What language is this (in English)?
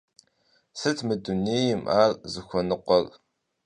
Kabardian